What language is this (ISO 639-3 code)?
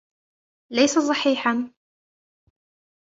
ara